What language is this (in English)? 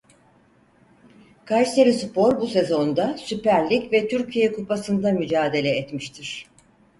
Turkish